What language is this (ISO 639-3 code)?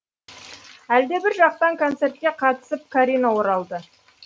kaz